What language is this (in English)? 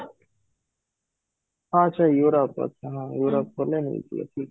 Odia